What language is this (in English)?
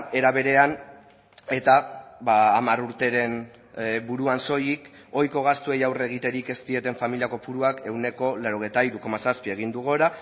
Basque